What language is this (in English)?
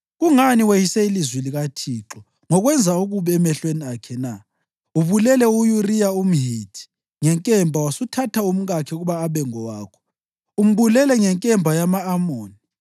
North Ndebele